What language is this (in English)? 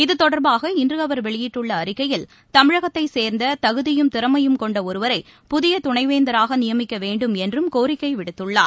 Tamil